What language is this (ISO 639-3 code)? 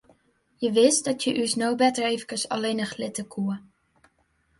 fry